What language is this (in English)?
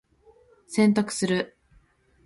Japanese